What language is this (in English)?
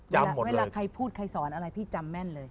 Thai